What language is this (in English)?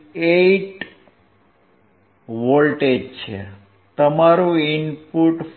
Gujarati